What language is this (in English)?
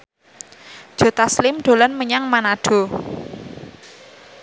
Javanese